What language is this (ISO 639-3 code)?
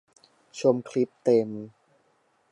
tha